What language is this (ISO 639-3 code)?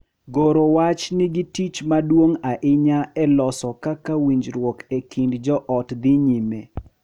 luo